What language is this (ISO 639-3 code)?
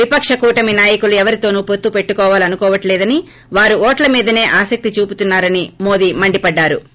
tel